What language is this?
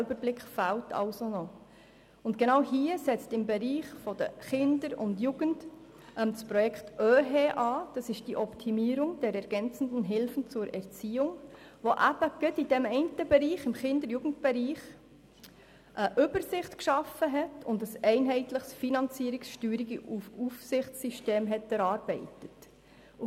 Swiss German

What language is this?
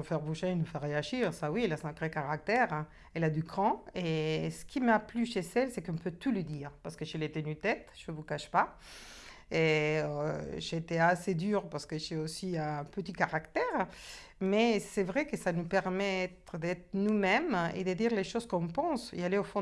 French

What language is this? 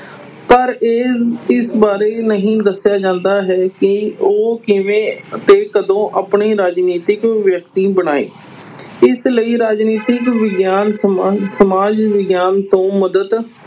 Punjabi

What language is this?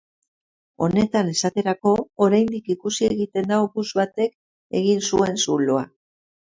Basque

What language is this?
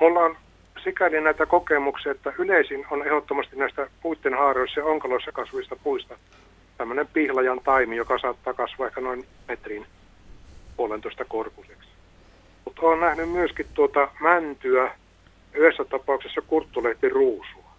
Finnish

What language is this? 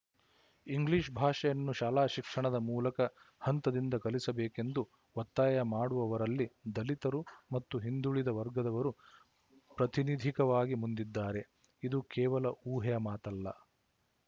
Kannada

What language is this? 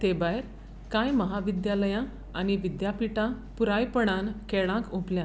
Konkani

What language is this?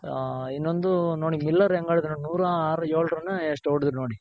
Kannada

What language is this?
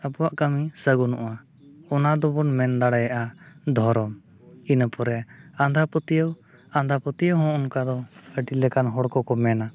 Santali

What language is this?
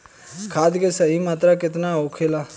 Bhojpuri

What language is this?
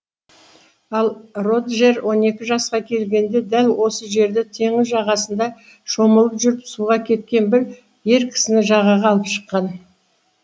Kazakh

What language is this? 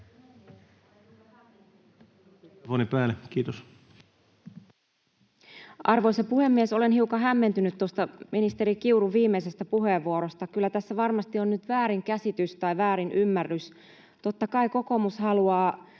Finnish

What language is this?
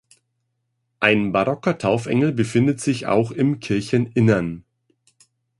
German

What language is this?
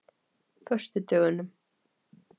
Icelandic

